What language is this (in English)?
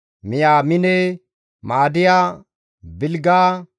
Gamo